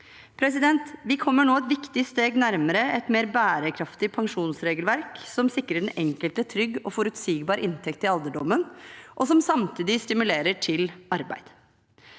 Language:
Norwegian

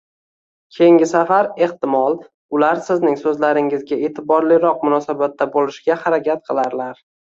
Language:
Uzbek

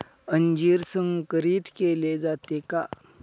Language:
Marathi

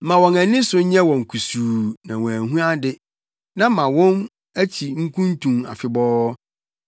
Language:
Akan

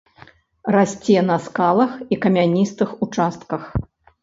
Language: Belarusian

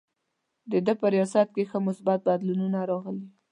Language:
Pashto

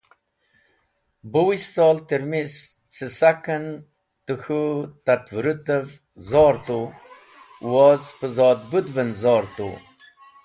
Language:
Wakhi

